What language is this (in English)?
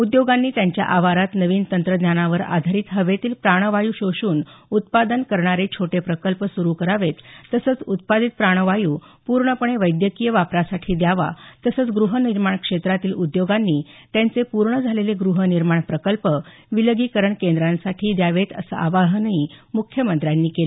Marathi